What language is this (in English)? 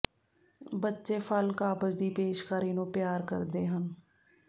Punjabi